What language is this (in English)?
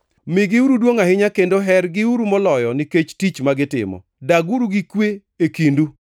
Luo (Kenya and Tanzania)